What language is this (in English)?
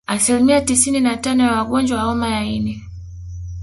Swahili